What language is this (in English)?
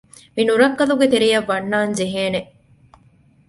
Divehi